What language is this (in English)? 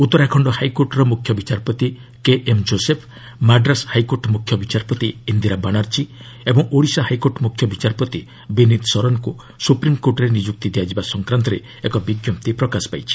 Odia